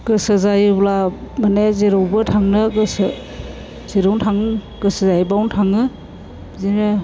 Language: Bodo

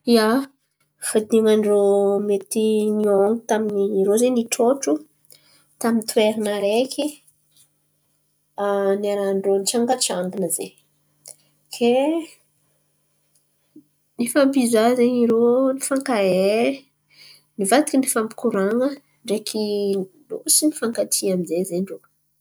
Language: Antankarana Malagasy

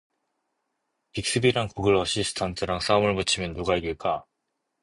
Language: Korean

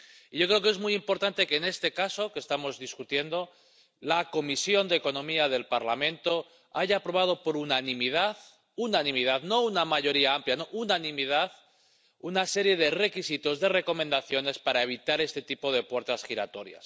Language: Spanish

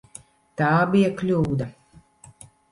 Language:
Latvian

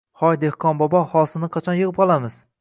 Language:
Uzbek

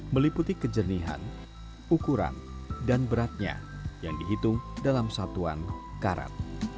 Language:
Indonesian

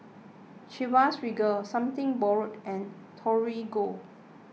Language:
English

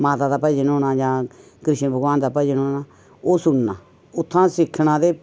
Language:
Dogri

